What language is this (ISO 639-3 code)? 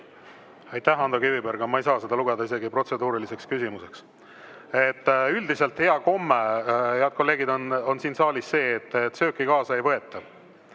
est